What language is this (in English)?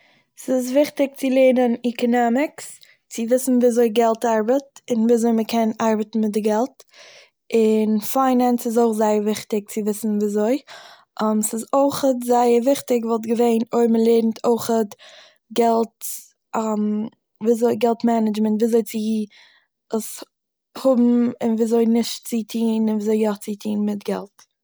Yiddish